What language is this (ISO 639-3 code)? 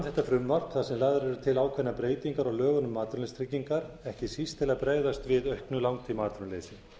isl